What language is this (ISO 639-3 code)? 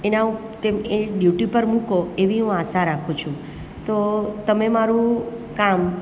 guj